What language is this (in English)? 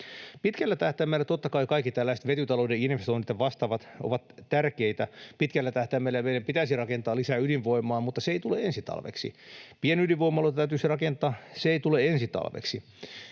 Finnish